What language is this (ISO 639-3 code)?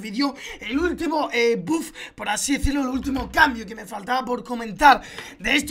spa